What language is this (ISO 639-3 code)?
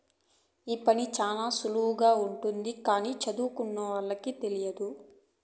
tel